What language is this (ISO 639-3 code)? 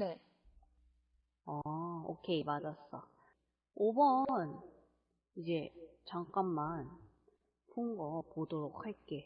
kor